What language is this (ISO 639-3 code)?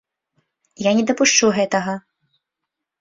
bel